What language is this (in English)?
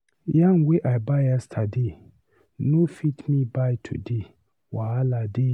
Nigerian Pidgin